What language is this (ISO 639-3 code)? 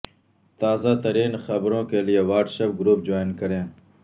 urd